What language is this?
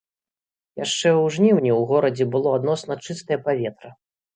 Belarusian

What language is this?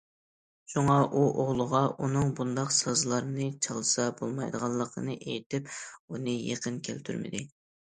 Uyghur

